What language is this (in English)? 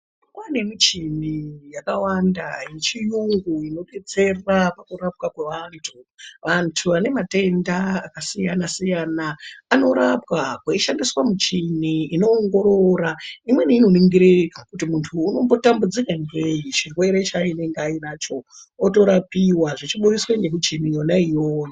Ndau